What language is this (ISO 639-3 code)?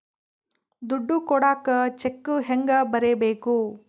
kan